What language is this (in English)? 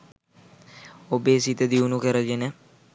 Sinhala